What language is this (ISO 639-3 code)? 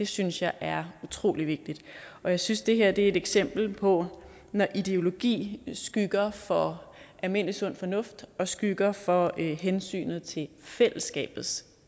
dan